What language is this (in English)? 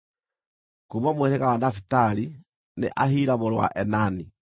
Kikuyu